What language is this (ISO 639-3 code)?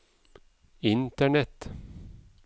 nor